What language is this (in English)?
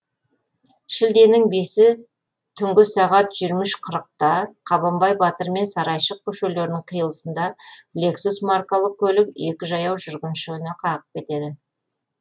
Kazakh